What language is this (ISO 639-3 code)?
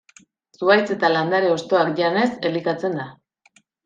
eus